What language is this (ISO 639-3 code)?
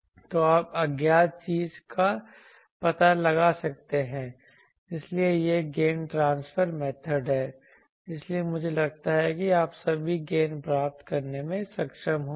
hin